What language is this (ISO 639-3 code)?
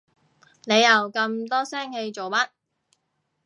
yue